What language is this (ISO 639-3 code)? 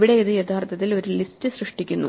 mal